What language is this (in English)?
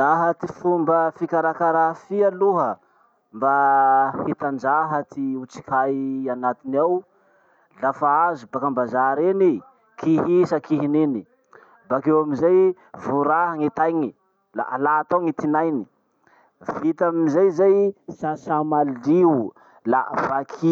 Masikoro Malagasy